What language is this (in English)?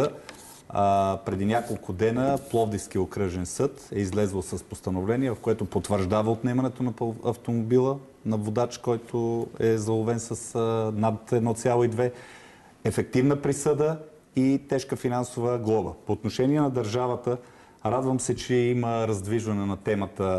Bulgarian